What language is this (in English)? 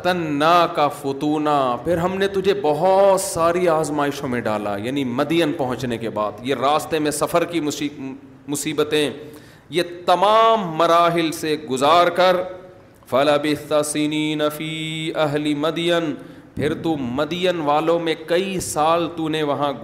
Urdu